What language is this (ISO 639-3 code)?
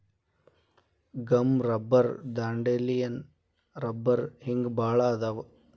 kan